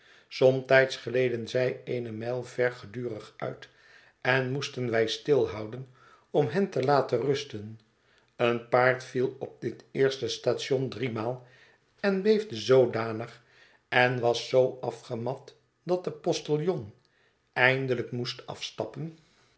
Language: Dutch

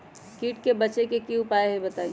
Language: Magahi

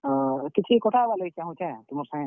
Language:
Odia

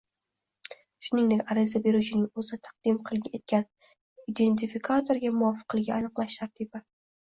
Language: Uzbek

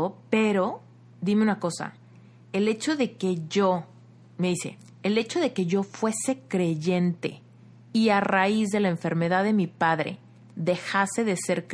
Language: Spanish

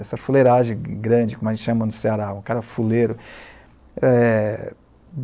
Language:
Portuguese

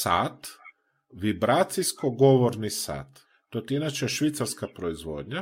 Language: Croatian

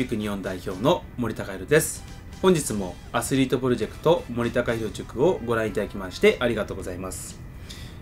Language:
Japanese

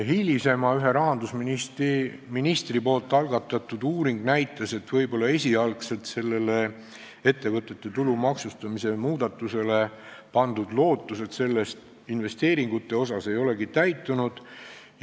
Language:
Estonian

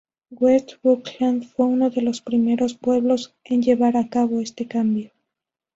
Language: Spanish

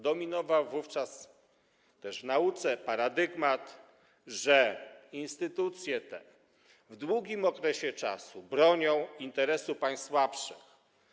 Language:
Polish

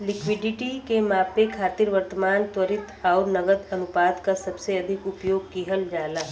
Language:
Bhojpuri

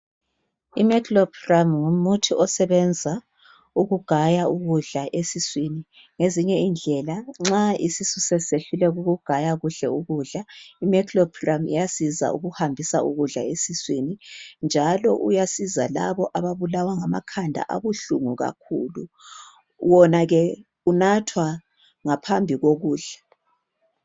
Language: North Ndebele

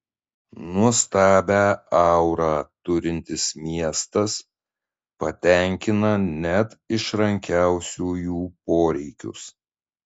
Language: Lithuanian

